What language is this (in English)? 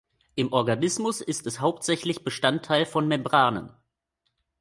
German